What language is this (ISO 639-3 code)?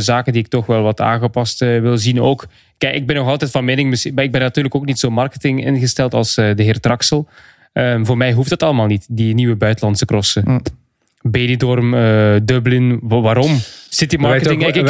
nld